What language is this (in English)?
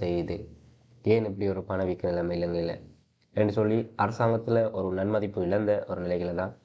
Tamil